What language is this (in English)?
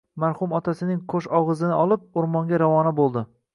Uzbek